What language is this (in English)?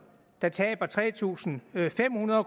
Danish